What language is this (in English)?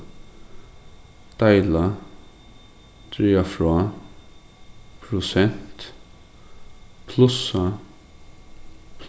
Faroese